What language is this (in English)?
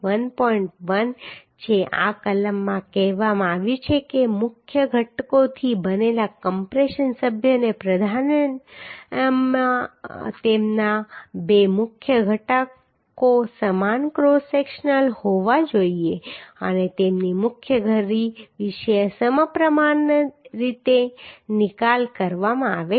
Gujarati